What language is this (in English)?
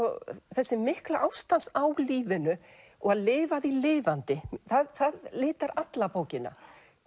Icelandic